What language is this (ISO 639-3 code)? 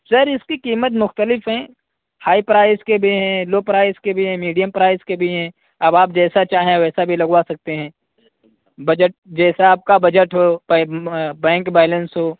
urd